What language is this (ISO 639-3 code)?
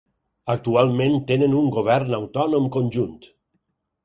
cat